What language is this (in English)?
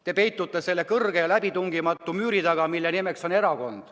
Estonian